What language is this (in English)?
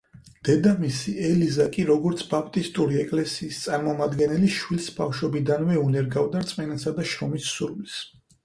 Georgian